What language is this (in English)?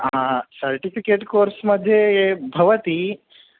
Sanskrit